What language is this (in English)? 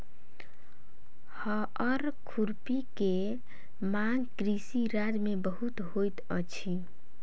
Maithili